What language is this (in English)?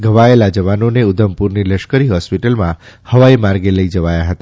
Gujarati